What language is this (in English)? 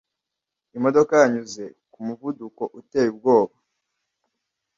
Kinyarwanda